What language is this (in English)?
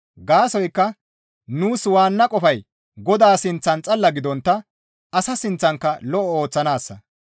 Gamo